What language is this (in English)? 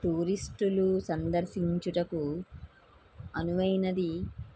Telugu